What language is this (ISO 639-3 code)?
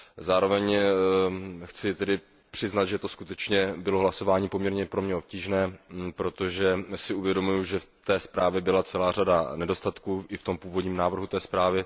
ces